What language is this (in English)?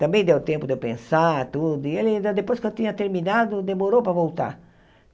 Portuguese